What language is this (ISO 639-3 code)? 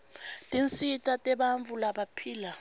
ssw